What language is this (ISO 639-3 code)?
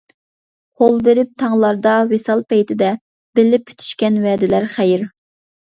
uig